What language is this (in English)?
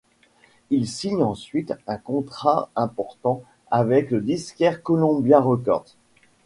French